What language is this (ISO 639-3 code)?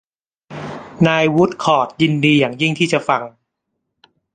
tha